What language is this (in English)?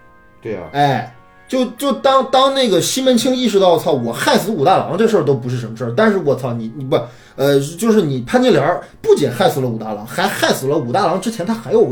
Chinese